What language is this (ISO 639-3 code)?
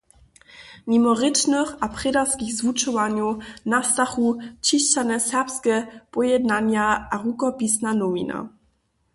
hsb